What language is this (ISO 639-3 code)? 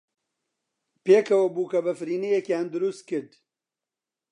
ckb